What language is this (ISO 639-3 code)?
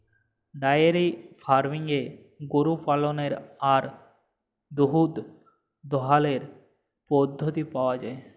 ben